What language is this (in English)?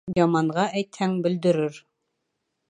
Bashkir